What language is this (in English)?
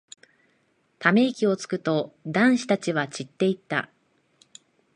Japanese